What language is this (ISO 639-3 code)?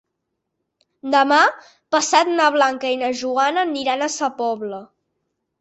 cat